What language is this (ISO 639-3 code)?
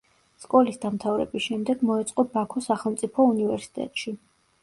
kat